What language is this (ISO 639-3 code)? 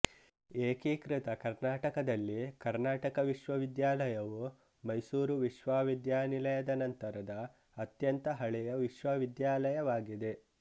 kan